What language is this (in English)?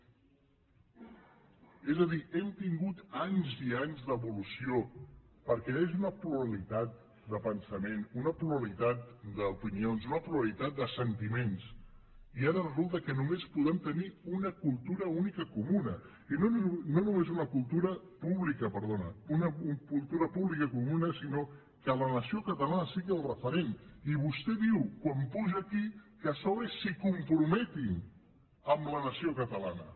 Catalan